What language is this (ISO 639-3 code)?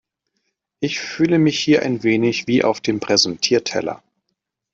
deu